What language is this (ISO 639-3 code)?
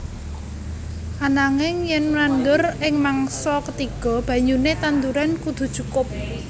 jav